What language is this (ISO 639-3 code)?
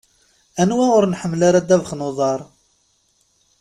kab